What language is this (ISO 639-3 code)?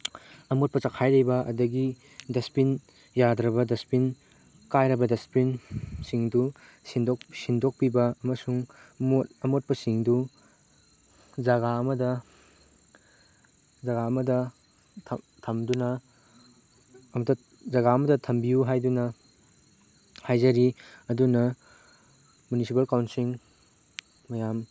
mni